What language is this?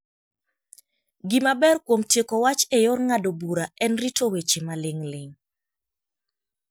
Luo (Kenya and Tanzania)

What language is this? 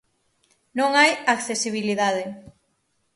Galician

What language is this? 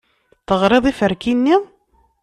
Kabyle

